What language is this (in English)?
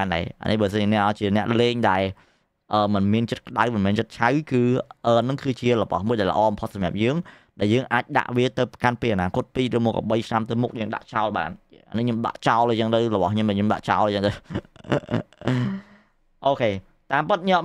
Vietnamese